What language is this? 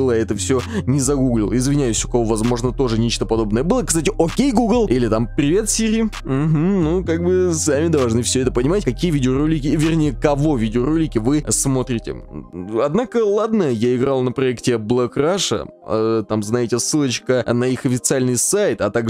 Russian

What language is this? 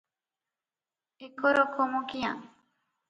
Odia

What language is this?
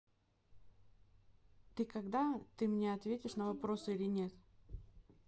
Russian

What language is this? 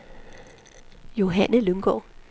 Danish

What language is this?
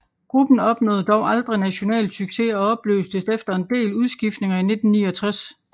Danish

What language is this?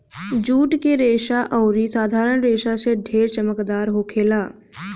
Bhojpuri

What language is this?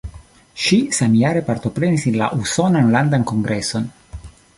Esperanto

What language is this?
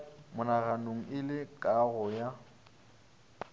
Northern Sotho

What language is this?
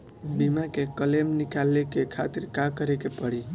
Bhojpuri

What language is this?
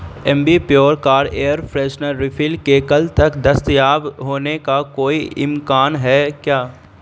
Urdu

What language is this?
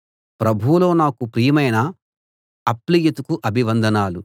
Telugu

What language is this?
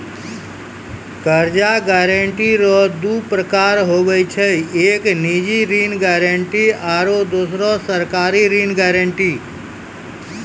Maithili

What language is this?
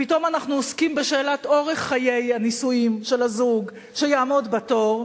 Hebrew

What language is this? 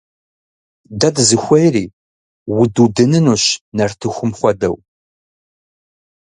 Kabardian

